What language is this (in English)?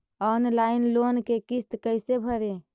Magahi